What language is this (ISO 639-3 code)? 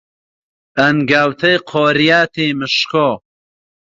ckb